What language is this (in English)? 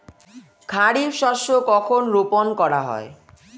Bangla